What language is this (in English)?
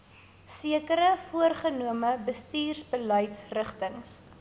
Afrikaans